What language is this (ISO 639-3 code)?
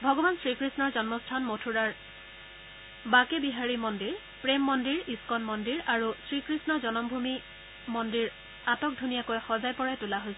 asm